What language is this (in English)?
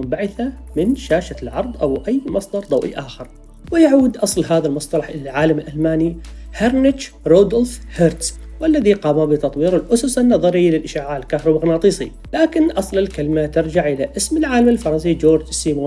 Arabic